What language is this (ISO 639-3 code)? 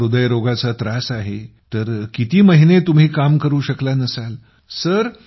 mar